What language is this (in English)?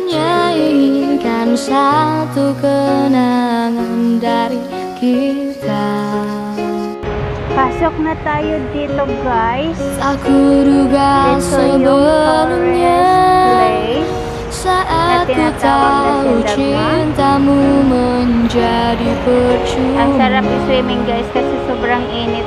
Indonesian